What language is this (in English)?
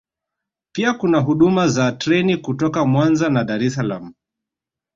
Swahili